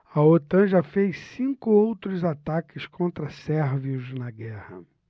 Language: Portuguese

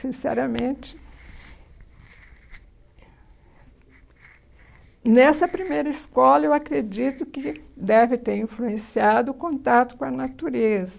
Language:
Portuguese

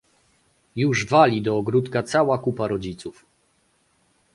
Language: Polish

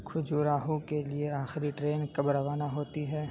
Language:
Urdu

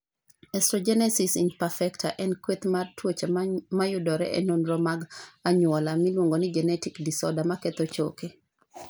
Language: Luo (Kenya and Tanzania)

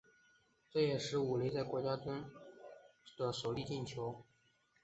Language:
Chinese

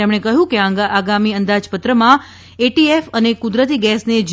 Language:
Gujarati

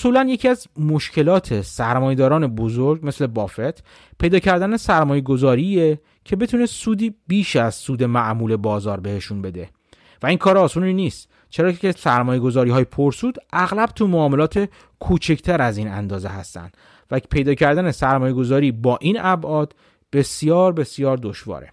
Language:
Persian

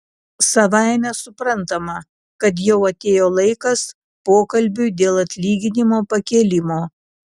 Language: Lithuanian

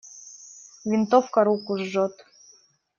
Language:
Russian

